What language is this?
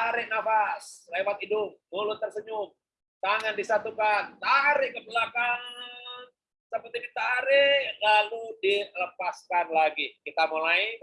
Indonesian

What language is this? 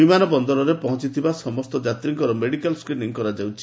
Odia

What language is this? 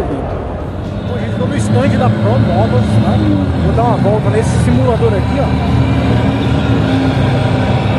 Portuguese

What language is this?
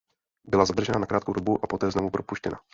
Czech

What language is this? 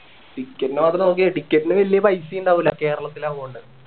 Malayalam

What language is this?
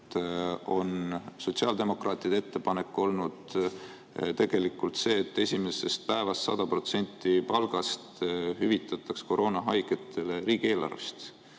Estonian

